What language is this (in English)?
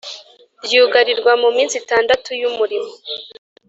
Kinyarwanda